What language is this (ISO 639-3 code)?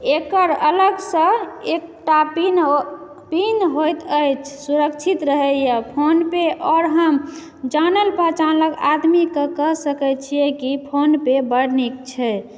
mai